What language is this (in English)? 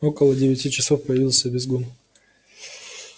Russian